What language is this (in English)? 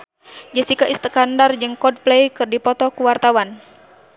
Sundanese